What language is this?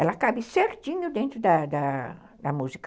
Portuguese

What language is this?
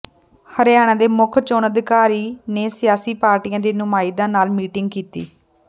Punjabi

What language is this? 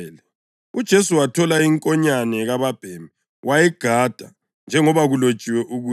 North Ndebele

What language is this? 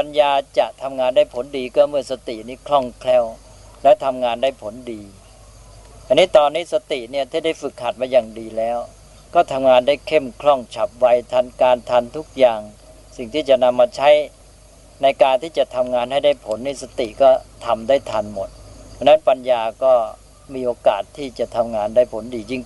Thai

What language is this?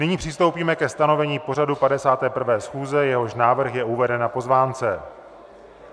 Czech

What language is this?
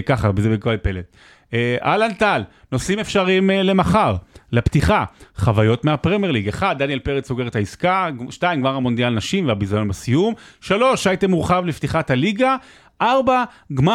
Hebrew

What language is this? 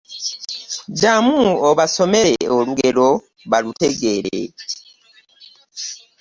Ganda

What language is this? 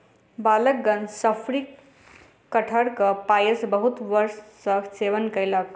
Maithili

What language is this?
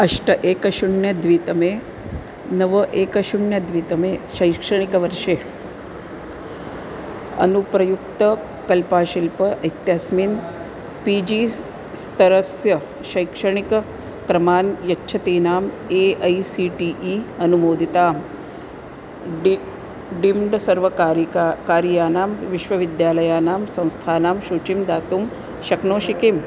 Sanskrit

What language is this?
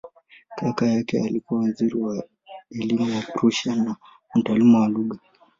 Swahili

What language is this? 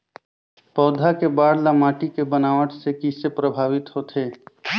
Chhattisgarhi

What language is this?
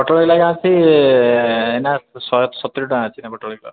Odia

